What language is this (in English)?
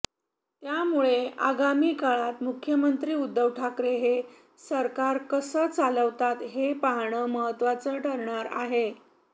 Marathi